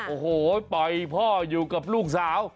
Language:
Thai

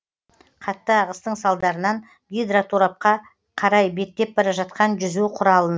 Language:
Kazakh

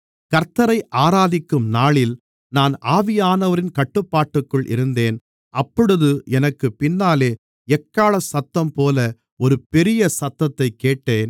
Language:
Tamil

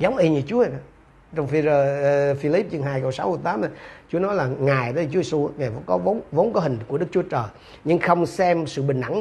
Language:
Vietnamese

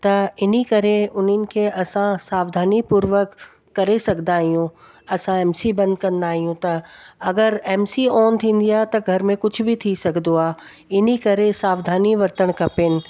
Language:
Sindhi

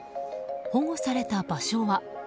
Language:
Japanese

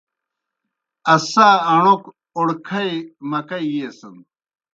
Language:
Kohistani Shina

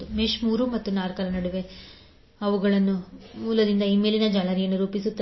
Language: Kannada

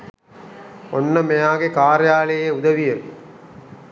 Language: Sinhala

